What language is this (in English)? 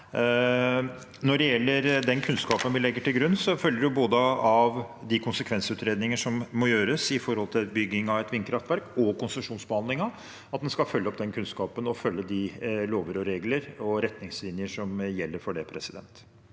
Norwegian